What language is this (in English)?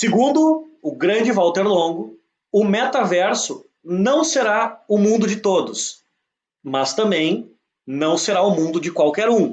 Portuguese